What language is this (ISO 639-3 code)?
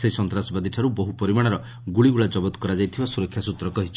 ori